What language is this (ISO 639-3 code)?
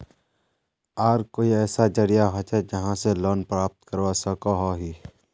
mag